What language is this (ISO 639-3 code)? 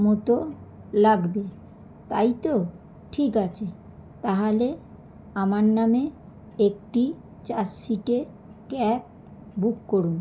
ben